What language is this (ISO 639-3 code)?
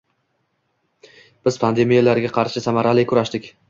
uzb